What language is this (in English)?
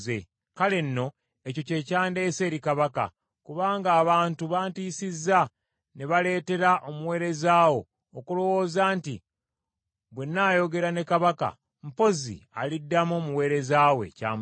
Ganda